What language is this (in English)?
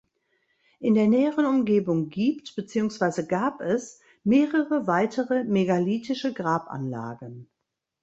German